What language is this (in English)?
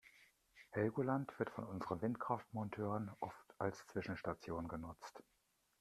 German